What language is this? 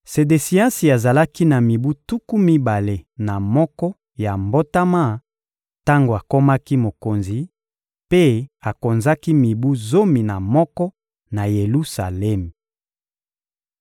Lingala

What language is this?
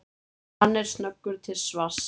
Icelandic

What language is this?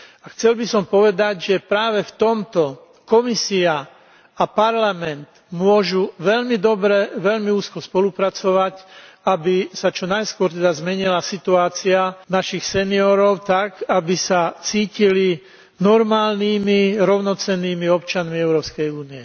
Slovak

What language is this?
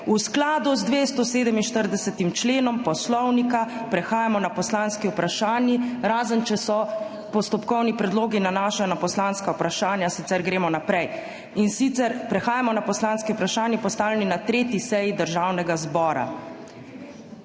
Slovenian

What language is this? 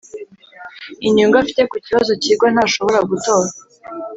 Kinyarwanda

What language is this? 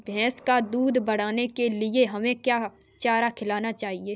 Hindi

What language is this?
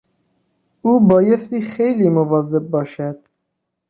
Persian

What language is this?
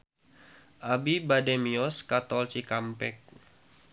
Sundanese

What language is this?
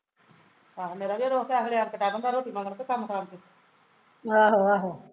Punjabi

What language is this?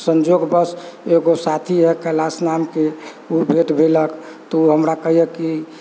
Maithili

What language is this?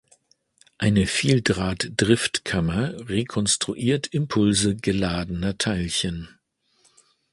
German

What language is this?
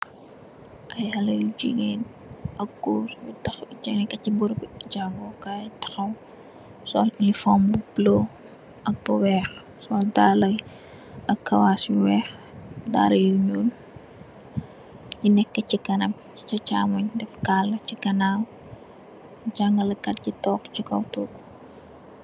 Wolof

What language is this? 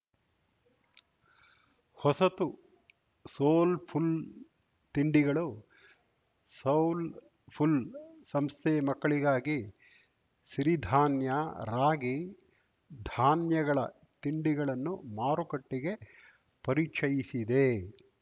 Kannada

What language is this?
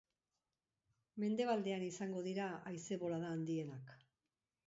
Basque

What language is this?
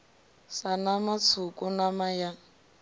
Venda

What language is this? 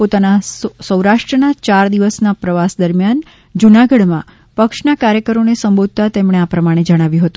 Gujarati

